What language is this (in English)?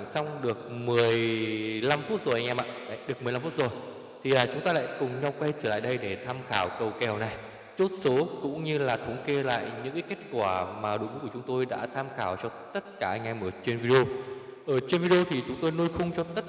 Vietnamese